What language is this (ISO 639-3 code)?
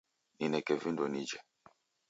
dav